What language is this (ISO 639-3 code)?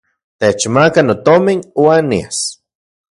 ncx